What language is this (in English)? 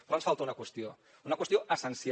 Catalan